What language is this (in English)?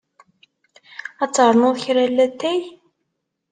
Kabyle